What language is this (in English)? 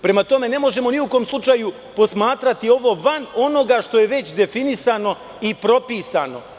Serbian